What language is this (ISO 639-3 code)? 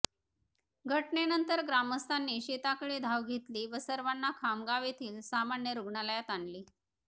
mar